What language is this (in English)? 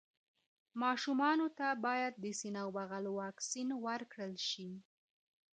Pashto